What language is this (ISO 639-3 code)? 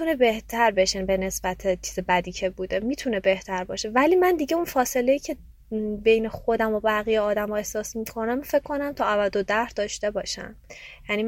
fas